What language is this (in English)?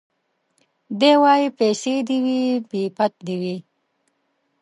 Pashto